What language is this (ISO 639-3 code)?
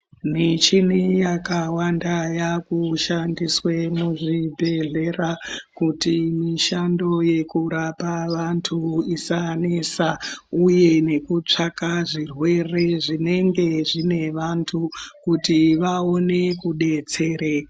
ndc